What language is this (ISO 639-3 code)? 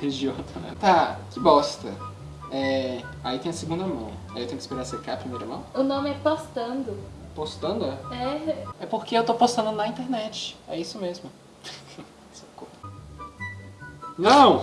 por